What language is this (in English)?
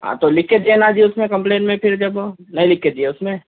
Urdu